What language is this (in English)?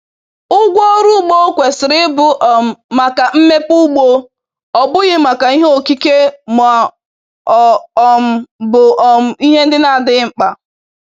Igbo